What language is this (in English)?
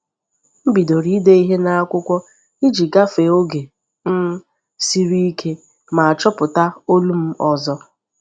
Igbo